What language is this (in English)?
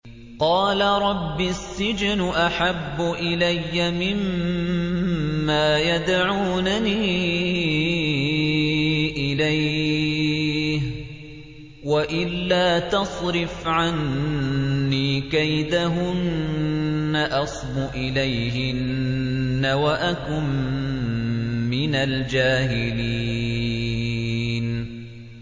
Arabic